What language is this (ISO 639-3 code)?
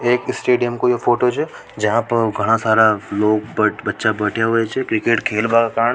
raj